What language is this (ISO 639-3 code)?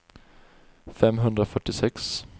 swe